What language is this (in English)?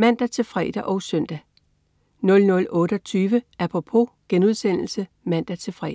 Danish